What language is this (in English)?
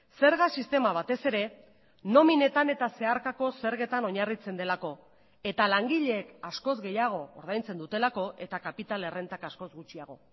Basque